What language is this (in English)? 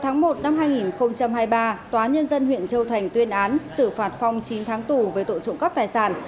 Vietnamese